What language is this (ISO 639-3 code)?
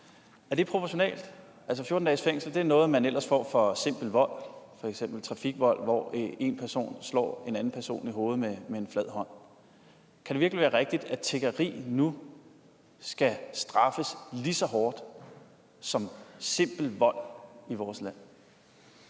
dan